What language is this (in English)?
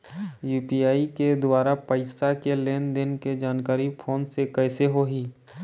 Chhattisgarhi